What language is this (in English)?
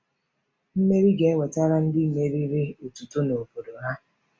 Igbo